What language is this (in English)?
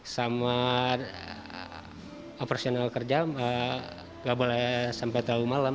Indonesian